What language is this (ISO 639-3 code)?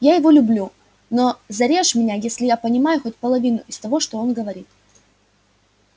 rus